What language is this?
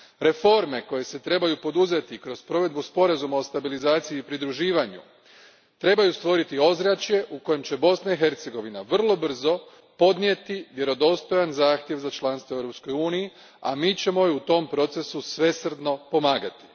Croatian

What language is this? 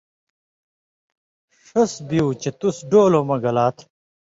Indus Kohistani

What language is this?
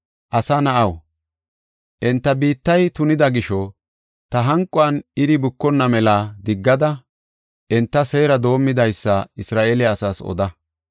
Gofa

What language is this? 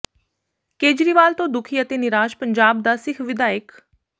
Punjabi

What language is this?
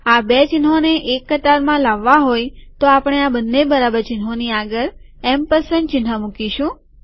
Gujarati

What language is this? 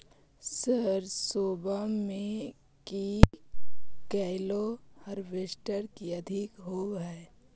Magahi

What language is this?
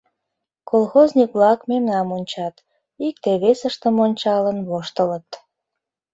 Mari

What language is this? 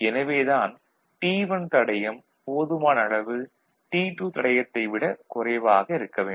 Tamil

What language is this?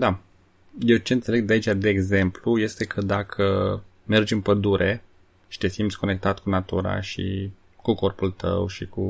Romanian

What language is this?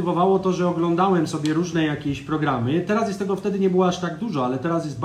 Polish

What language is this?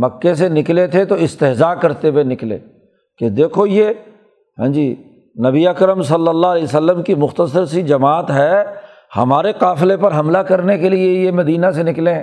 Urdu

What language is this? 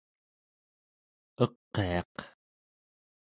Central Yupik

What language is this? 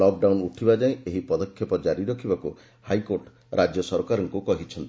Odia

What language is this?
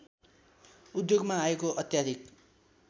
Nepali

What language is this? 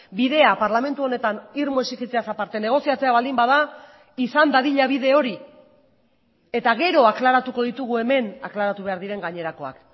Basque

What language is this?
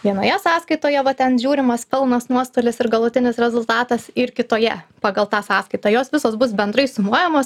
Lithuanian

